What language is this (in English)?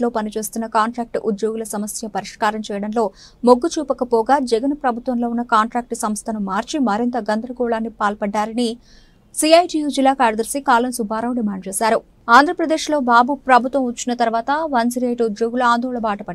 Telugu